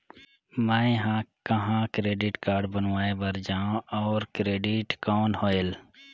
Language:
Chhattisgarhi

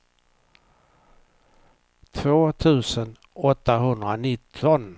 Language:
Swedish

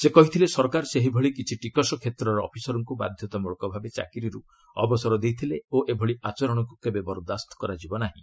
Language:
Odia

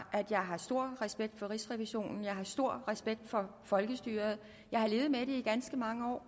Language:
Danish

